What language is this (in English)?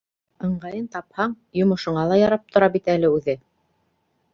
Bashkir